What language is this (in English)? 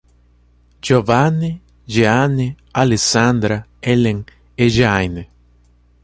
Portuguese